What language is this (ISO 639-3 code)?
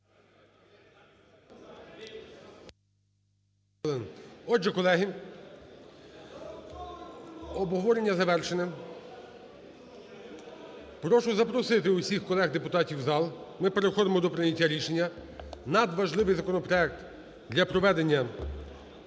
ukr